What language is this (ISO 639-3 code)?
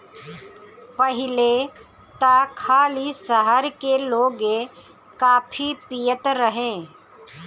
bho